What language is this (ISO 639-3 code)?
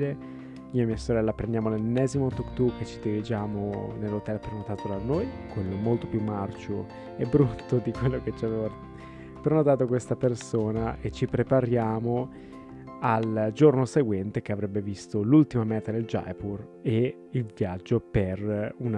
ita